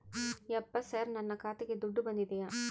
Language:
Kannada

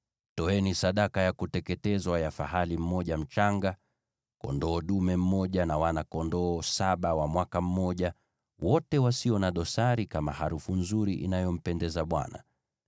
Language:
Swahili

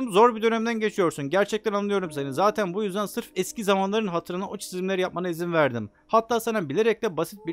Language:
Turkish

